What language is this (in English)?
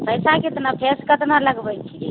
Maithili